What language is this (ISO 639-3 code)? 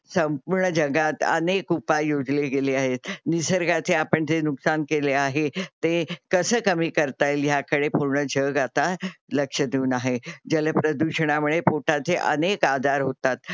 mar